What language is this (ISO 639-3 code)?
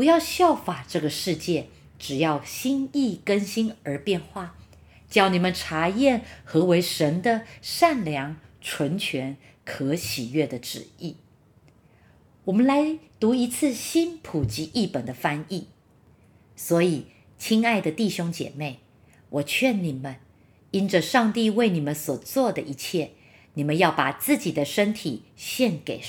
zho